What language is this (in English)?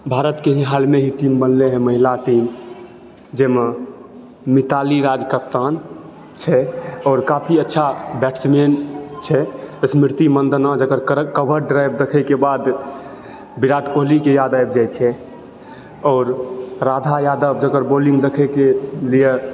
Maithili